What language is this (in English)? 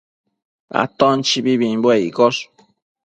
Matsés